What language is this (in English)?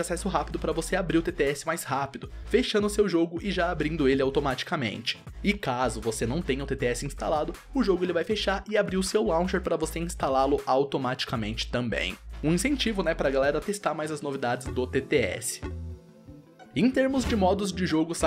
Portuguese